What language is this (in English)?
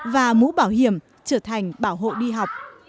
Vietnamese